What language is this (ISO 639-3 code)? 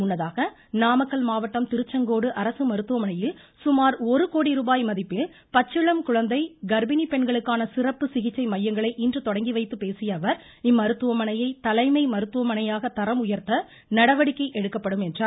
tam